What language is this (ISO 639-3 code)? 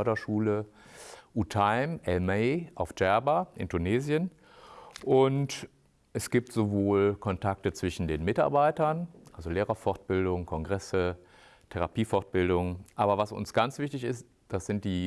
deu